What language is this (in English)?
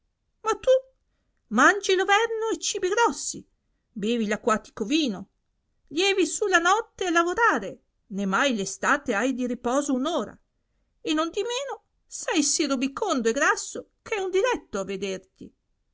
Italian